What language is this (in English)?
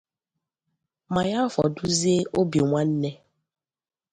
Igbo